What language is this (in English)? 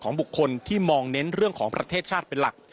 Thai